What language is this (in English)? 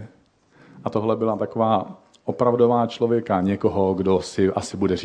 Czech